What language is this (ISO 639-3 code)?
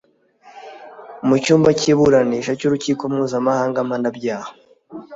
kin